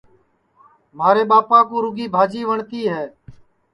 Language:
Sansi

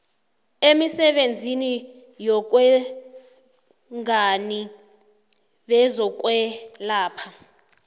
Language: South Ndebele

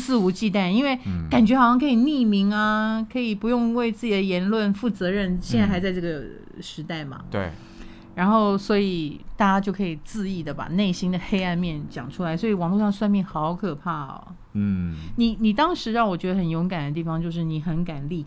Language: Chinese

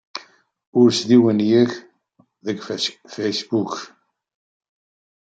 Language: Kabyle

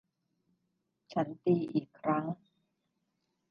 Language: Thai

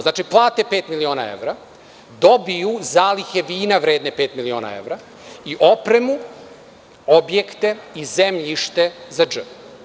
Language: Serbian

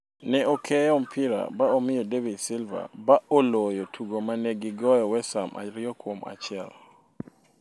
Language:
Luo (Kenya and Tanzania)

